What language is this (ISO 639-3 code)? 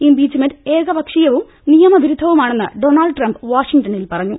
mal